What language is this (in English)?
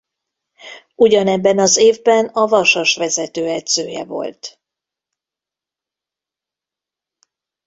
Hungarian